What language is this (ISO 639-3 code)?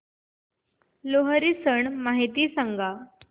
mar